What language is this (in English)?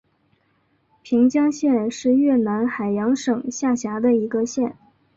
Chinese